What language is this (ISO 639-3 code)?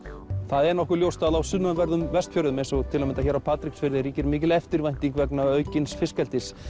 isl